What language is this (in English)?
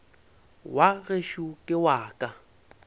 Northern Sotho